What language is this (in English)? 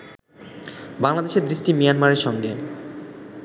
Bangla